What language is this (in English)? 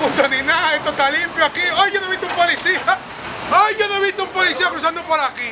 Spanish